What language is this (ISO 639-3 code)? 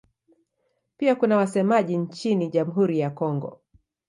swa